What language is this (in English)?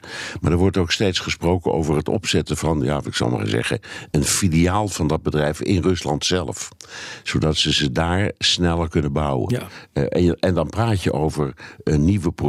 Dutch